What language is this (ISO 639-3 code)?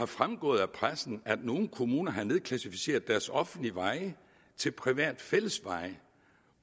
dan